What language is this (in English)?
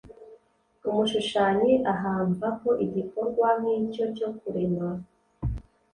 Kinyarwanda